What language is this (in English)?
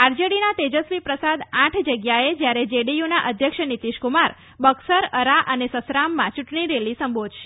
Gujarati